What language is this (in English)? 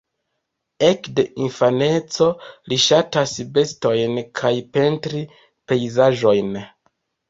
Esperanto